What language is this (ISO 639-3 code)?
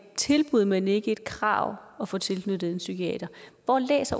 dan